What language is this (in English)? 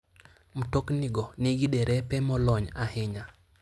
Luo (Kenya and Tanzania)